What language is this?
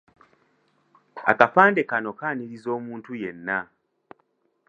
Ganda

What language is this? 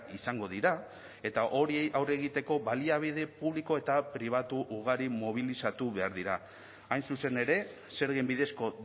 Basque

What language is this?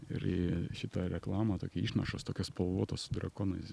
Lithuanian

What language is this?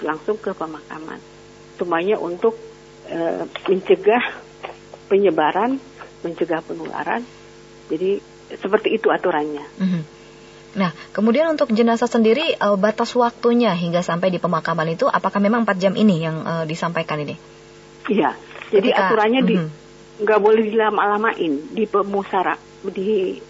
Indonesian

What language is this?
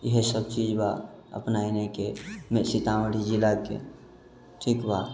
Maithili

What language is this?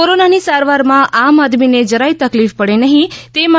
Gujarati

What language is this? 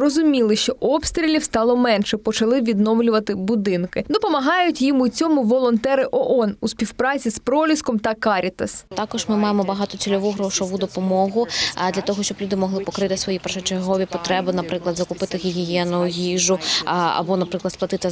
Ukrainian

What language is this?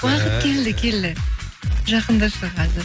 Kazakh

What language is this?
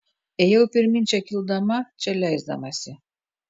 Lithuanian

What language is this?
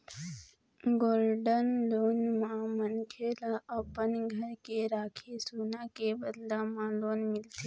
Chhattisgarhi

